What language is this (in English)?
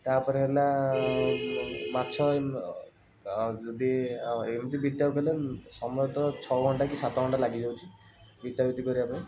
Odia